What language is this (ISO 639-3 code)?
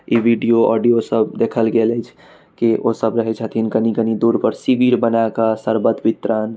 mai